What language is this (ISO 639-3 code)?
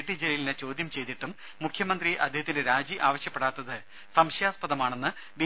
mal